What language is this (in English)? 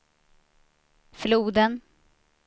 Swedish